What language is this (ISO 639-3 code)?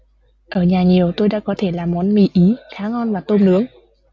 vie